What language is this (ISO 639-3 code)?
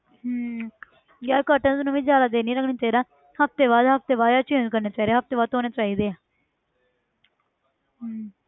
pan